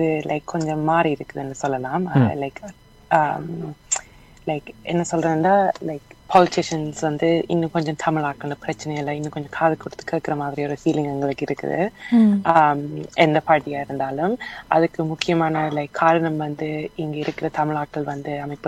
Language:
Tamil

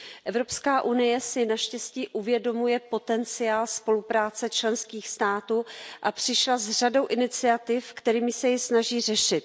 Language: Czech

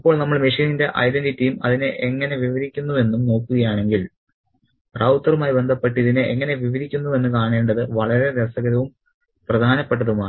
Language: Malayalam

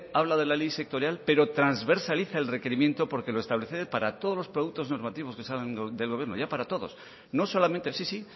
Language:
Spanish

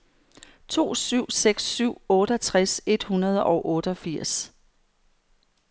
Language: Danish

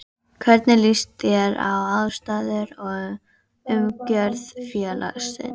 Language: Icelandic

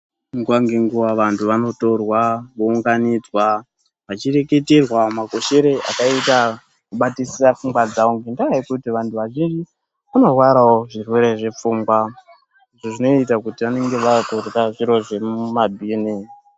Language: Ndau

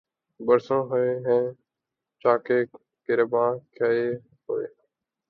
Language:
Urdu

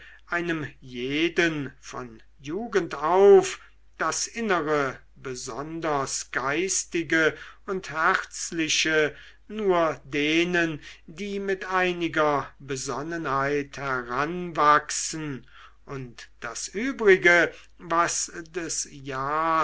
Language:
German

